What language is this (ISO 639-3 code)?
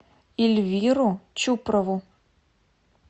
rus